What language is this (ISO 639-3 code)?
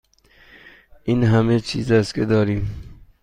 fas